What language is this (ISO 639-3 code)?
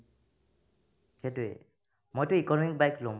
asm